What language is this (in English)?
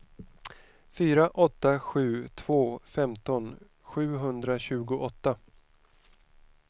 Swedish